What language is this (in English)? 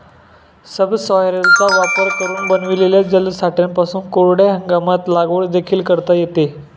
Marathi